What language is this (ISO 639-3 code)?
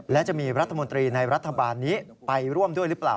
tha